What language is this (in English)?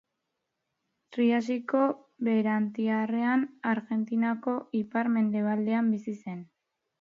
Basque